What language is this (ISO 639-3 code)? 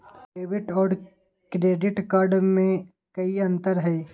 mag